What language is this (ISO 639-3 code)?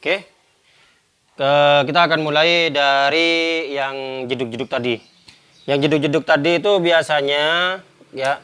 ind